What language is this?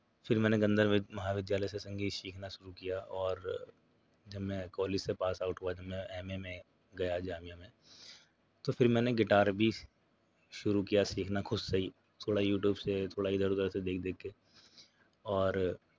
Urdu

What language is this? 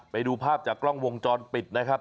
Thai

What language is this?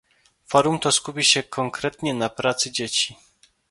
Polish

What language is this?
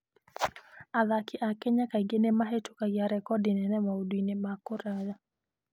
Kikuyu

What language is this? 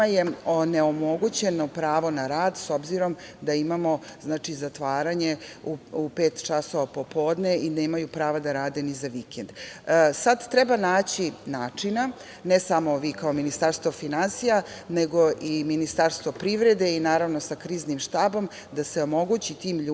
Serbian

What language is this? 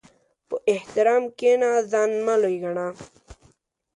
Pashto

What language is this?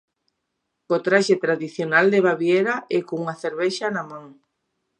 Galician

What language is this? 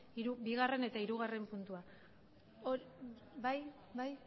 Basque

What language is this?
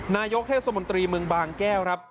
Thai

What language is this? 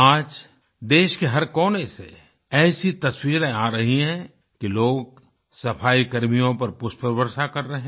Hindi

